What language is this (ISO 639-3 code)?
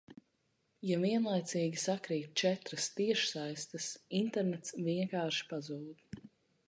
lav